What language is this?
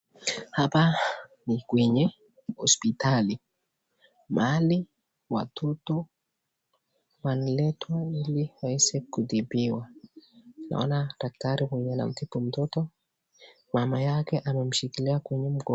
Swahili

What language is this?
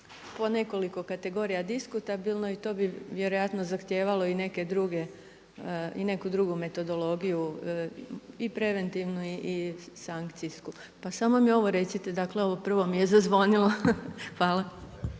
Croatian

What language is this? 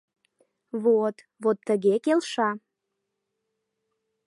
Mari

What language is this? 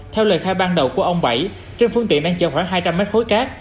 Vietnamese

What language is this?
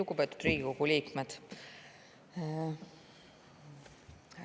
Estonian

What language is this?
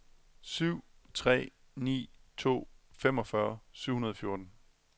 Danish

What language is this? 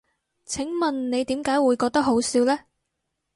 Cantonese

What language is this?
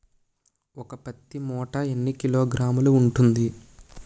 Telugu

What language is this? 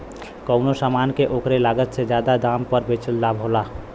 Bhojpuri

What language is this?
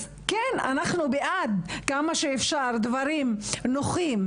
Hebrew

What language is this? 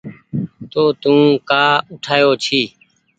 Goaria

